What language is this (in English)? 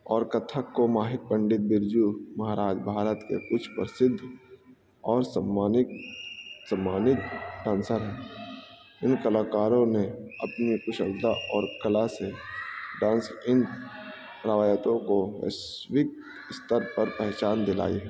Urdu